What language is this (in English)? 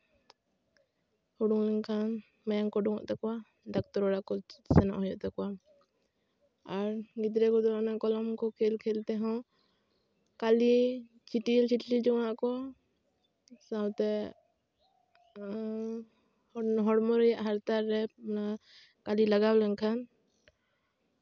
Santali